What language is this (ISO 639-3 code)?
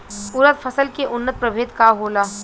bho